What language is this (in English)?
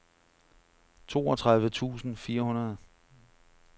Danish